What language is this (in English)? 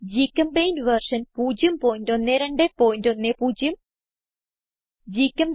Malayalam